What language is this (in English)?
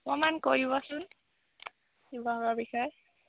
Assamese